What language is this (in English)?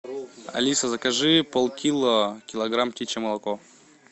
Russian